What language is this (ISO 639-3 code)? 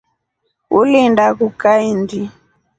rof